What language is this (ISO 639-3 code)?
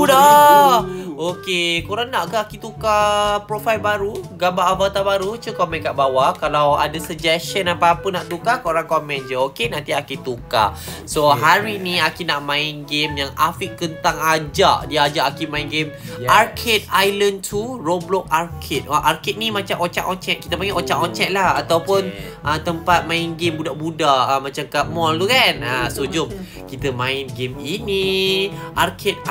msa